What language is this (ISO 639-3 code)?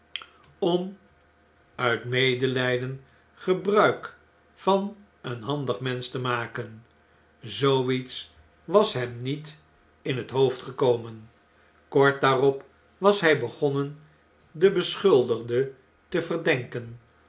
nld